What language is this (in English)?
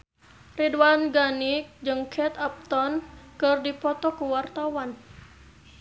Sundanese